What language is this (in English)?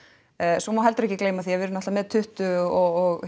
Icelandic